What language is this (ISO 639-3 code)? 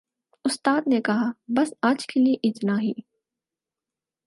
urd